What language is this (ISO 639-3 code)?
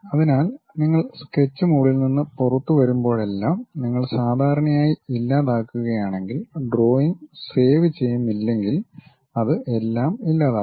mal